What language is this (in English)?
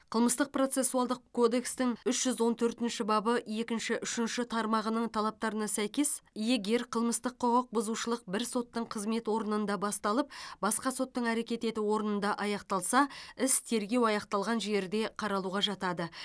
Kazakh